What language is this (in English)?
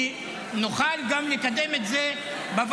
Hebrew